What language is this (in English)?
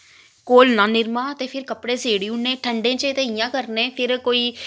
Dogri